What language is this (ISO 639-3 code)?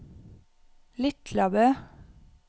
nor